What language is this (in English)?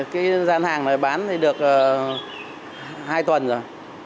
Vietnamese